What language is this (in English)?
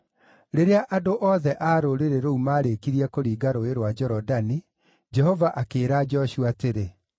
Kikuyu